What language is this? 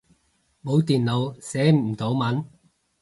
Cantonese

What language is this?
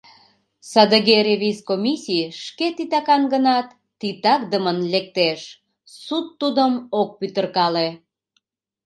Mari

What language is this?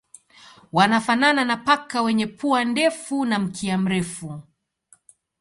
Swahili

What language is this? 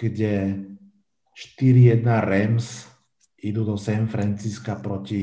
Slovak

